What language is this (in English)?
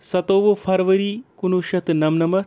Kashmiri